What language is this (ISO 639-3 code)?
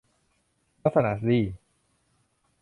tha